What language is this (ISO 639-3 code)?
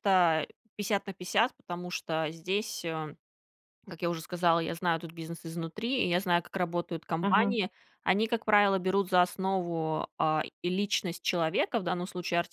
rus